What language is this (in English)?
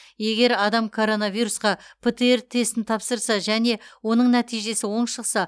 Kazakh